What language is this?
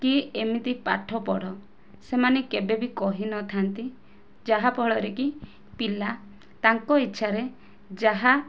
Odia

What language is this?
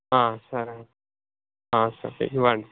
Telugu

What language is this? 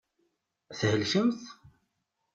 Kabyle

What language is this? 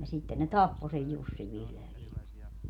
Finnish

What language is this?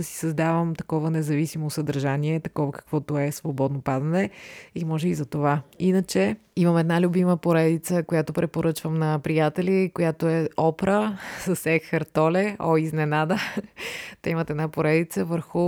Bulgarian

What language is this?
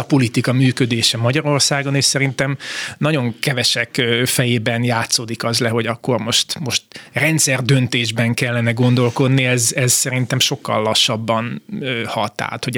Hungarian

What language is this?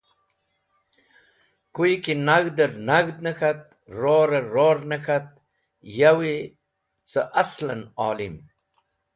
Wakhi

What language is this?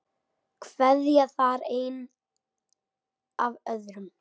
Icelandic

